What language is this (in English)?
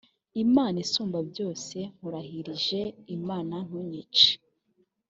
Kinyarwanda